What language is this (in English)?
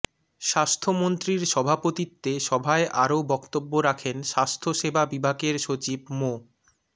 Bangla